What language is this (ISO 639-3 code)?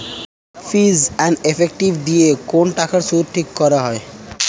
ben